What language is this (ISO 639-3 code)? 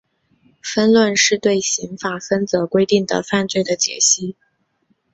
zho